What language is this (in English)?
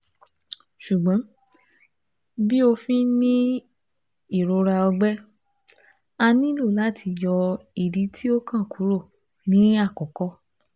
Yoruba